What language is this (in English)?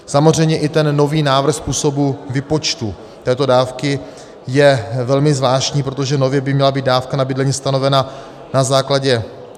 Czech